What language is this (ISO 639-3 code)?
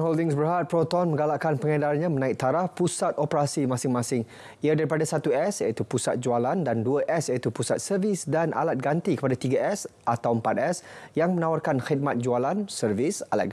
msa